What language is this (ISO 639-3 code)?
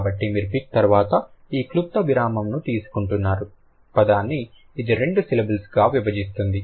tel